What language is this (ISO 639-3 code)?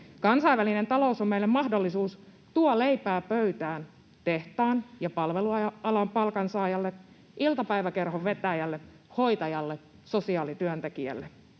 fin